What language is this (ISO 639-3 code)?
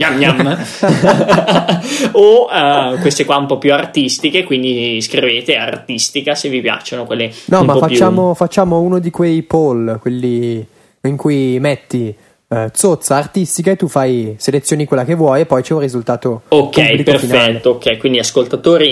ita